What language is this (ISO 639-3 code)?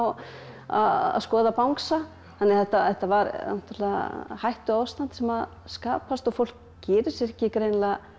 isl